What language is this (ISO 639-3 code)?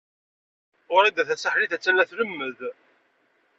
kab